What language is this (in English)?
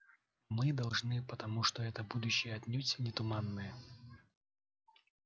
Russian